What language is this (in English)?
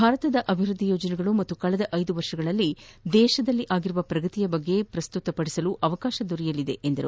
Kannada